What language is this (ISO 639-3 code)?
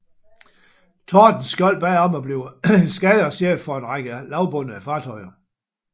dan